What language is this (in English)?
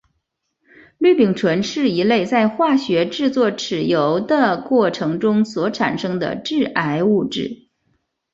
Chinese